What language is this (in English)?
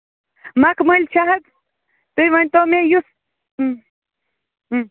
Kashmiri